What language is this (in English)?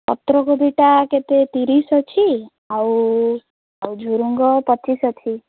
Odia